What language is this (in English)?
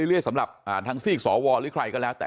Thai